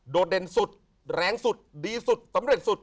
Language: Thai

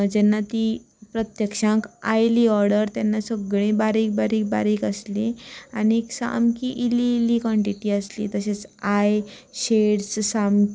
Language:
Konkani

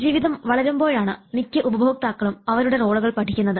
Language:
Malayalam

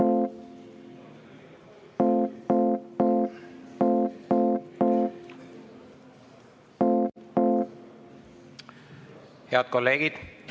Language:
Estonian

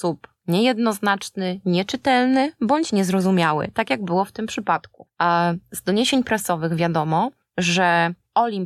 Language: Polish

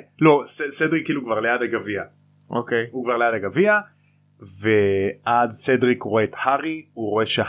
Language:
Hebrew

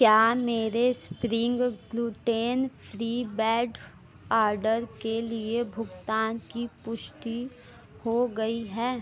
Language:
Hindi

